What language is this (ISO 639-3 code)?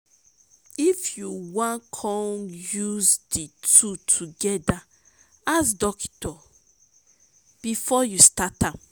pcm